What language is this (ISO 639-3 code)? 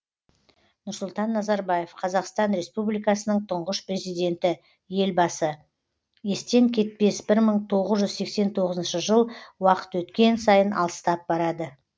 kaz